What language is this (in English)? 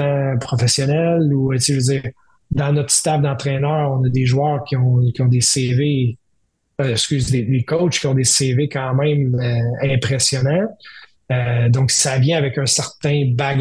French